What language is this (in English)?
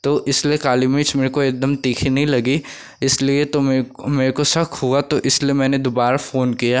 Hindi